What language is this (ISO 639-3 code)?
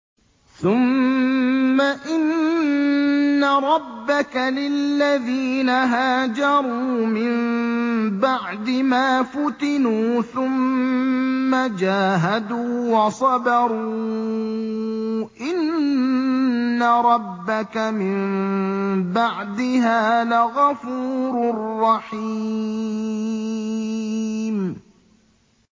ara